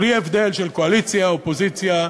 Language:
Hebrew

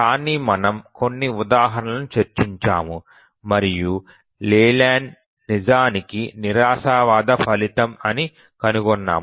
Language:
Telugu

